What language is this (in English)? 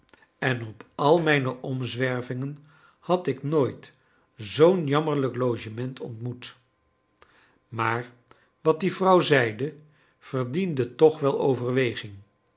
Dutch